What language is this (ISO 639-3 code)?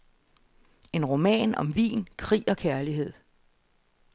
dan